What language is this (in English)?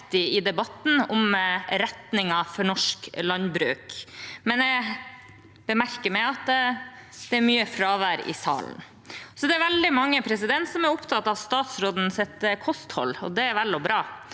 Norwegian